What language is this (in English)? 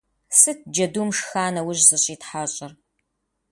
Kabardian